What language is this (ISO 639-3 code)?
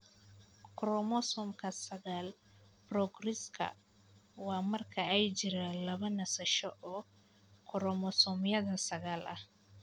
som